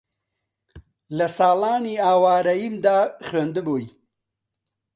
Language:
Central Kurdish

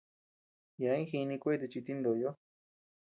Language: Tepeuxila Cuicatec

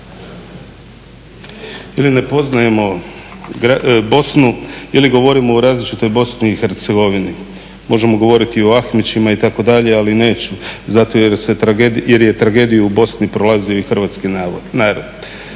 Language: Croatian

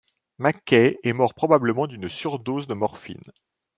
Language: French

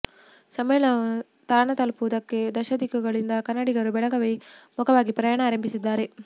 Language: Kannada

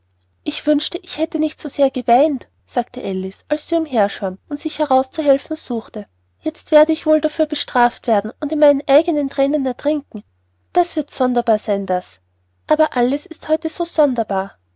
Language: German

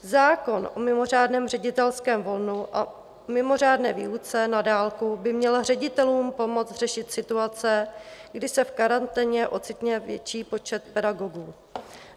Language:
Czech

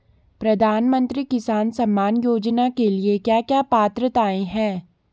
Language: Hindi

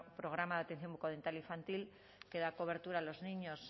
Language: Spanish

